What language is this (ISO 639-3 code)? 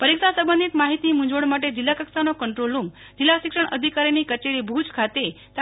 guj